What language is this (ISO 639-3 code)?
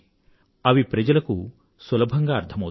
tel